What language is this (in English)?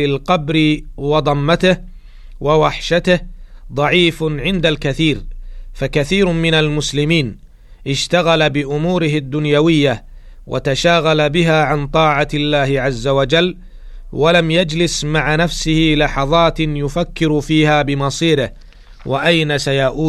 Arabic